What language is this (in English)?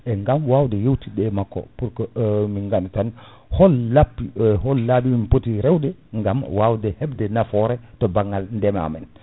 Fula